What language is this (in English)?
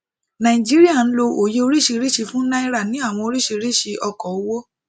Yoruba